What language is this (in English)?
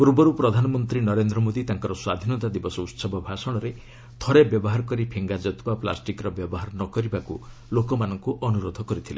Odia